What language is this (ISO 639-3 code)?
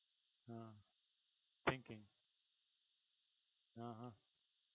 guj